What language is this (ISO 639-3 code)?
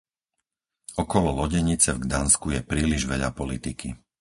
slk